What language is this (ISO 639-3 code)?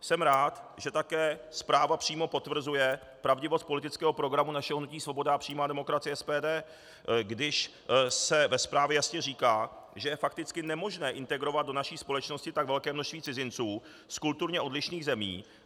ces